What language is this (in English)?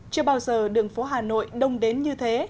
Vietnamese